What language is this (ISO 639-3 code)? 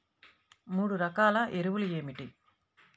tel